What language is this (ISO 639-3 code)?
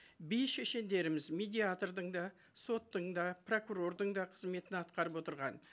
kaz